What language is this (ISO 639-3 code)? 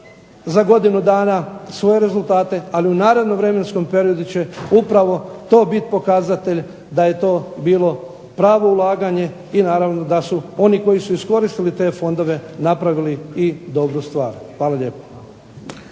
hrv